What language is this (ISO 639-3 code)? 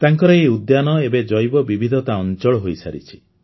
ori